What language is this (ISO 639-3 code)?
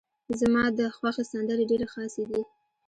pus